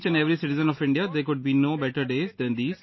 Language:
English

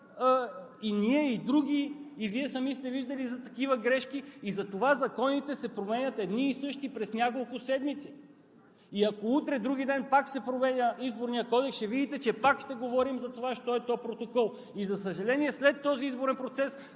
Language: Bulgarian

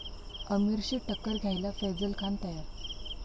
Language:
Marathi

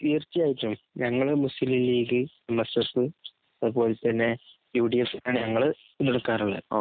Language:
Malayalam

